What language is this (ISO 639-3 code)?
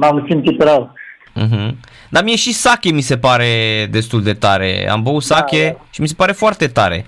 ron